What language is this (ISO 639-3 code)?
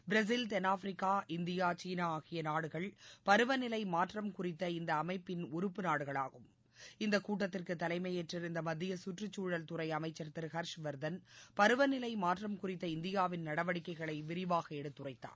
tam